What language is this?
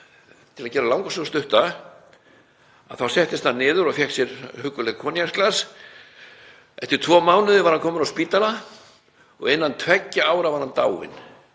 Icelandic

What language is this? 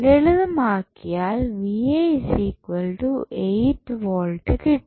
Malayalam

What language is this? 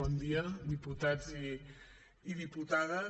Catalan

